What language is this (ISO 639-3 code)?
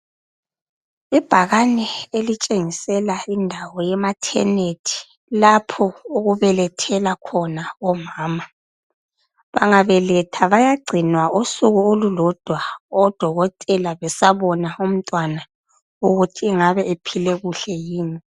nde